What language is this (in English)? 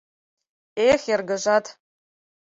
Mari